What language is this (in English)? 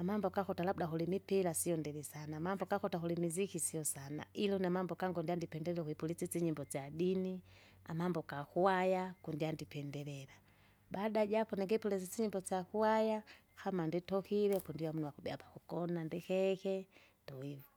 Kinga